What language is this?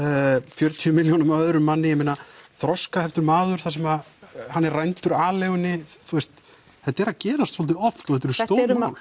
Icelandic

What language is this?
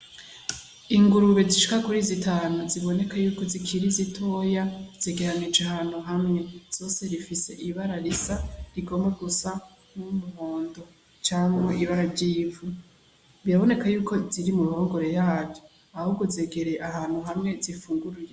Rundi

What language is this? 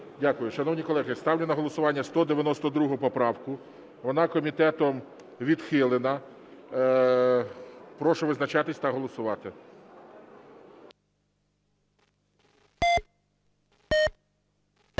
Ukrainian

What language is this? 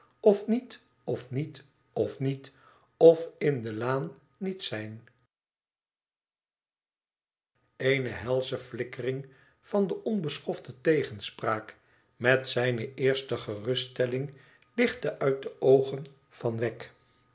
Dutch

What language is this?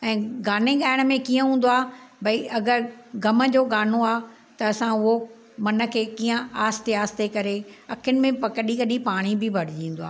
Sindhi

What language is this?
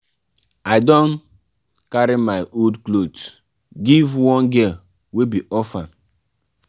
Nigerian Pidgin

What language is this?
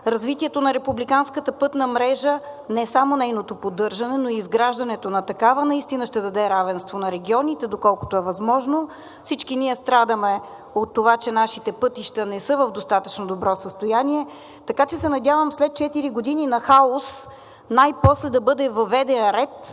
Bulgarian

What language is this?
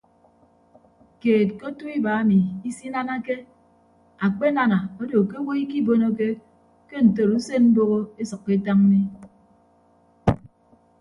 Ibibio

